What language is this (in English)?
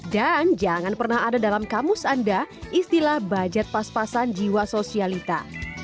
Indonesian